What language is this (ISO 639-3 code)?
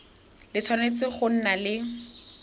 tsn